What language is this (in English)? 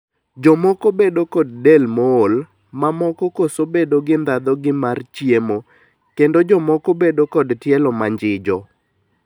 Luo (Kenya and Tanzania)